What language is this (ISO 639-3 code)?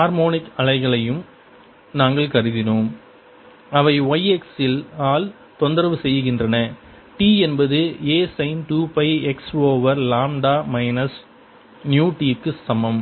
tam